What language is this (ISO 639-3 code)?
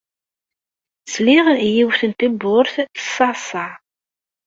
kab